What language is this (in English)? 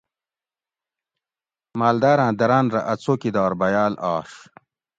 Gawri